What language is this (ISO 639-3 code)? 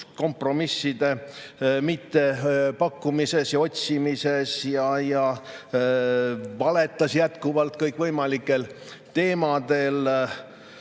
est